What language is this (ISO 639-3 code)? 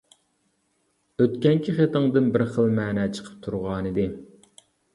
uig